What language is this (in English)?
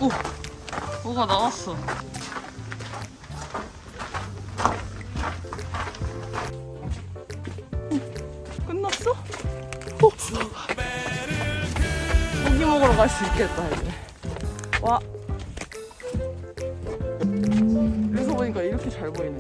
Korean